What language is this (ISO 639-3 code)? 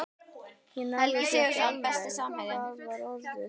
isl